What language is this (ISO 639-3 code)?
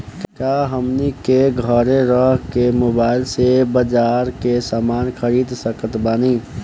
bho